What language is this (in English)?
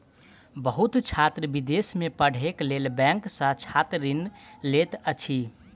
Maithili